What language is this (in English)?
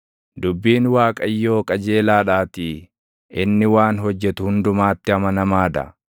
Oromo